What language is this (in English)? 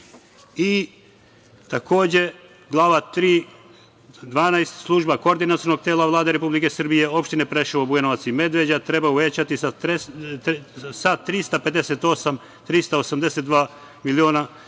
Serbian